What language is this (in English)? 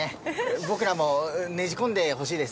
Japanese